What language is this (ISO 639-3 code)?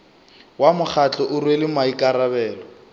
nso